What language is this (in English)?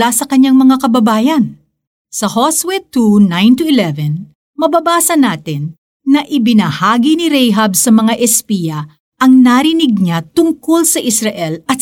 Filipino